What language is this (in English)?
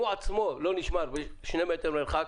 Hebrew